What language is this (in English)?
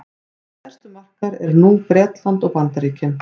Icelandic